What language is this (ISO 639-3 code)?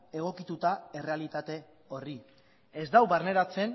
eus